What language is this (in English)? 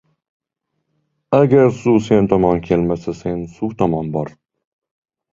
Uzbek